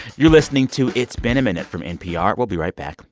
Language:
English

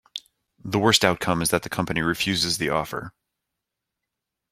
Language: English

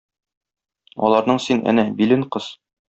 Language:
Tatar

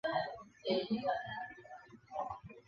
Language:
Chinese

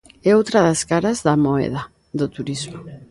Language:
Galician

